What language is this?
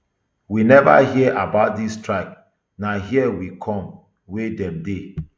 Nigerian Pidgin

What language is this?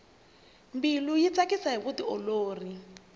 Tsonga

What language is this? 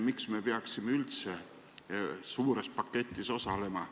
Estonian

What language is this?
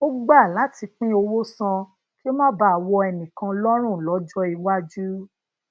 Yoruba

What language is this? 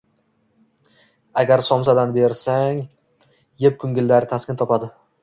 Uzbek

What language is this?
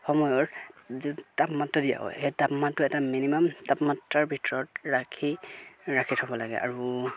Assamese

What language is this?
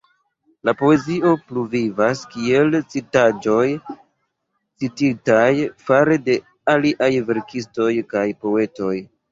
Esperanto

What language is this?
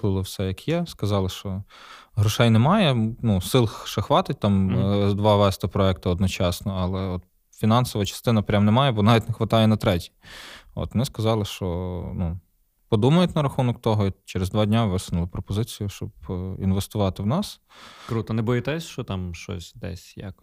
Ukrainian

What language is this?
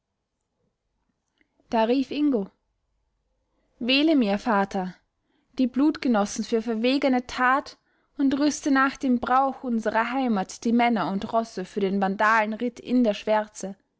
German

